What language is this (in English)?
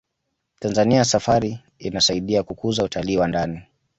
Swahili